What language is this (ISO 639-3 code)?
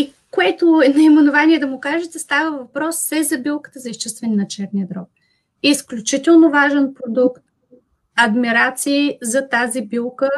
bul